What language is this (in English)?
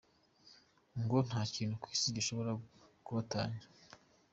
Kinyarwanda